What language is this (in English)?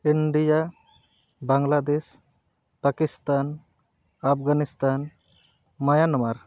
Santali